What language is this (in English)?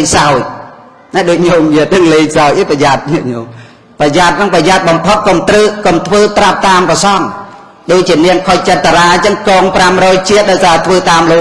English